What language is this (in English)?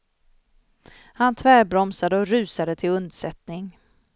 Swedish